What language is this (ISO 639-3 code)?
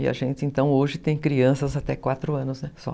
por